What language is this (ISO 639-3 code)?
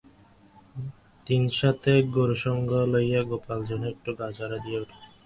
ben